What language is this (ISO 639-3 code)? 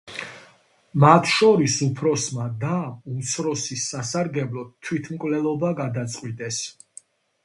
kat